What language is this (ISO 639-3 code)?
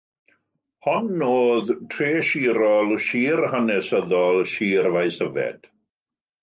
cym